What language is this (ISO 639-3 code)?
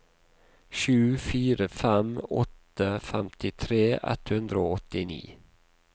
nor